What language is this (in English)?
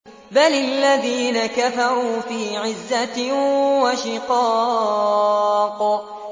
Arabic